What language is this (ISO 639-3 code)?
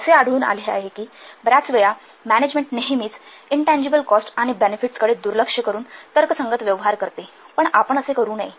mar